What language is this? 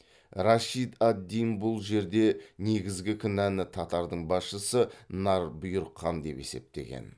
Kazakh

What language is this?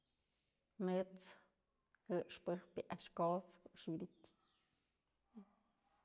Mazatlán Mixe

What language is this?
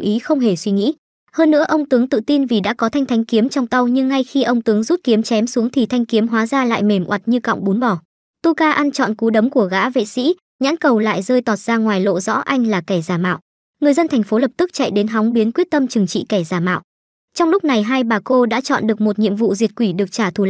Vietnamese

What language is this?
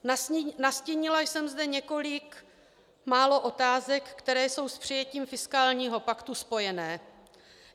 Czech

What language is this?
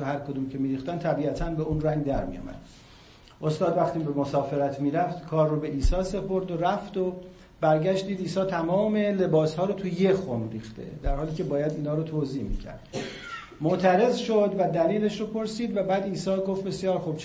Persian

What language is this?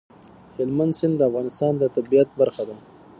Pashto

